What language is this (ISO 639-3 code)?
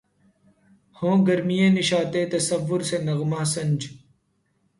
urd